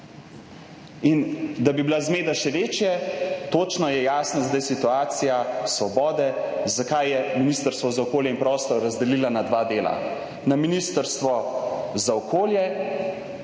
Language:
Slovenian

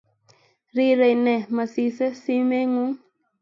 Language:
Kalenjin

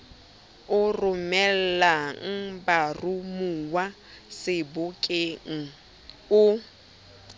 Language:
Southern Sotho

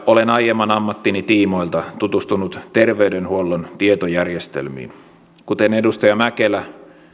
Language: Finnish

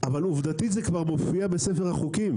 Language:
Hebrew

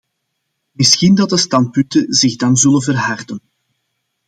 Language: Dutch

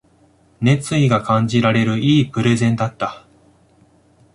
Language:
Japanese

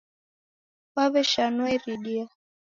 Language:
Taita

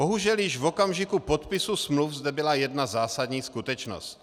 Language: Czech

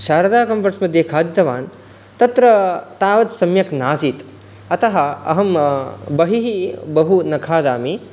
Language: Sanskrit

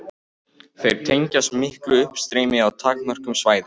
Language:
Icelandic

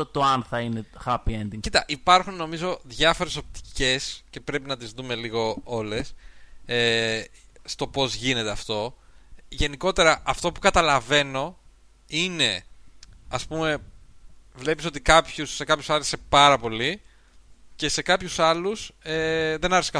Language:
Greek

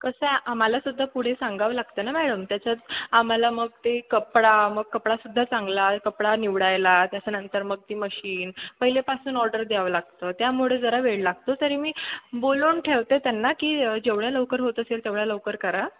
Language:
Marathi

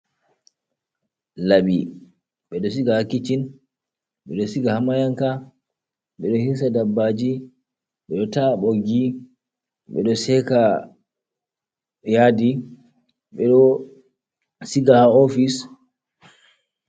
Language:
Fula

